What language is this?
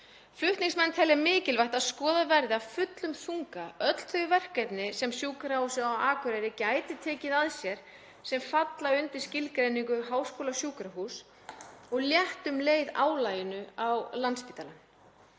Icelandic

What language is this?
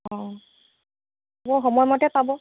Assamese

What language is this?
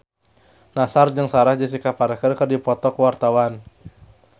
Sundanese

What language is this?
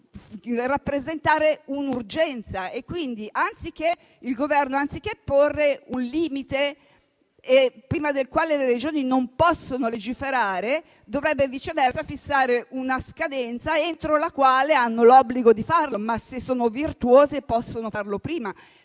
Italian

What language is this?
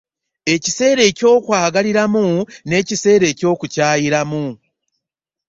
Ganda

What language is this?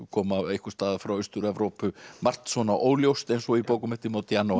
Icelandic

